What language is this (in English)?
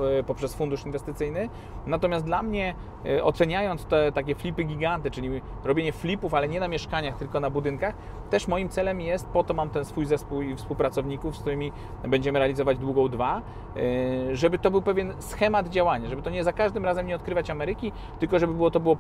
Polish